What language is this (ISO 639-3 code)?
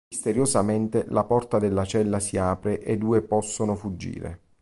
ita